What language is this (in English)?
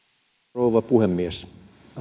Finnish